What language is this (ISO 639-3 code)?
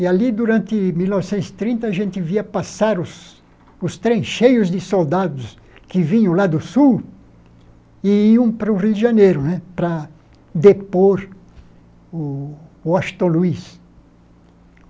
por